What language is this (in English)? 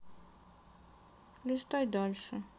Russian